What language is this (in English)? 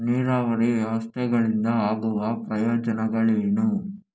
Kannada